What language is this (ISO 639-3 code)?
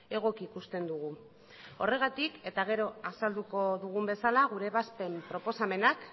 eus